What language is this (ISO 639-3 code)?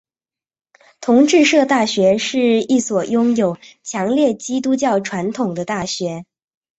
zho